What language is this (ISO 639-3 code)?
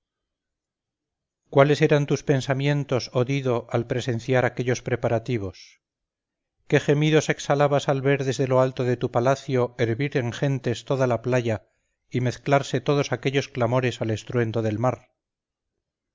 spa